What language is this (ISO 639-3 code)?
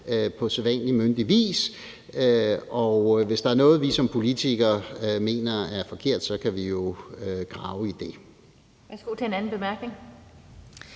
dan